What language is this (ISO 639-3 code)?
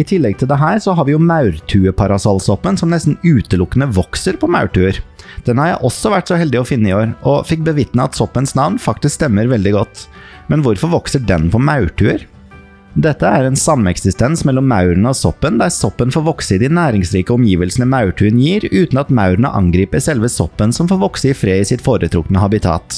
nor